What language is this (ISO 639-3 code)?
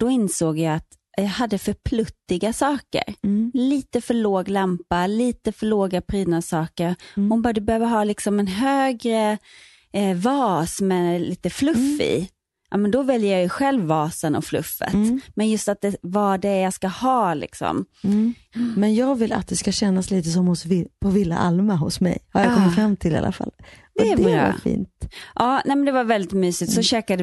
swe